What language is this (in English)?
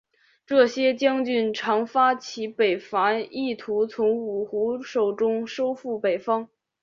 Chinese